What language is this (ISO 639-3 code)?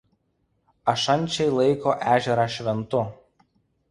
lit